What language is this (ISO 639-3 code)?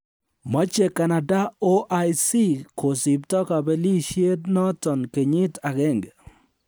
kln